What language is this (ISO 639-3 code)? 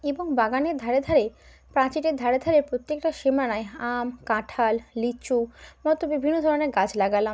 ben